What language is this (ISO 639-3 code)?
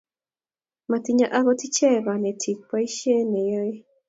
kln